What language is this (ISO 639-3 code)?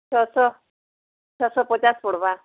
ori